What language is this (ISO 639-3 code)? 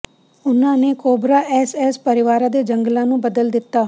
pan